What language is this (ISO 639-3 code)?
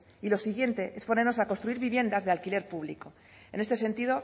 spa